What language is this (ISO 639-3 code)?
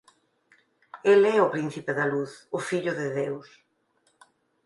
glg